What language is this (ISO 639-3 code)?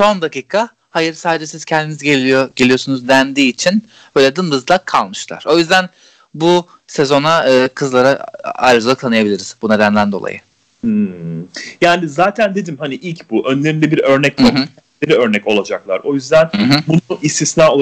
tur